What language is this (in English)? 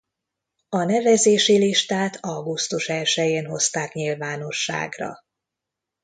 Hungarian